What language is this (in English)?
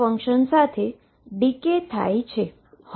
Gujarati